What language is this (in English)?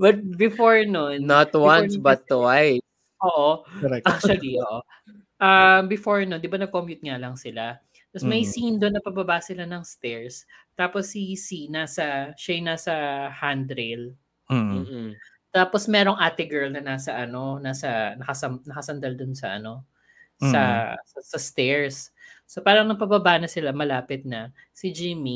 Filipino